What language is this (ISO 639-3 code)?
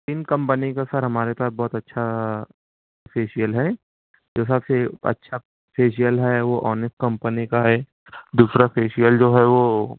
urd